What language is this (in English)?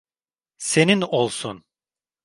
Turkish